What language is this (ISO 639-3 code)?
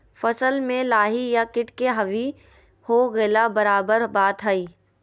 mag